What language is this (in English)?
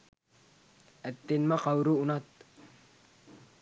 Sinhala